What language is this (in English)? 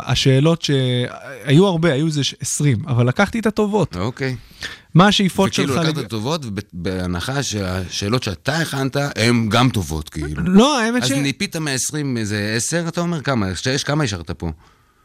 Hebrew